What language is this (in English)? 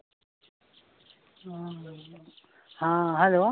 Maithili